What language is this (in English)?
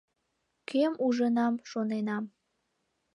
Mari